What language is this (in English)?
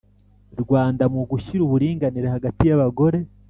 Kinyarwanda